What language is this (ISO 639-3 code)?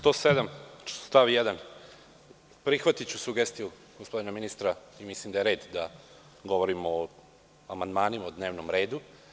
srp